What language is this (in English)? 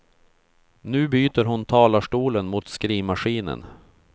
Swedish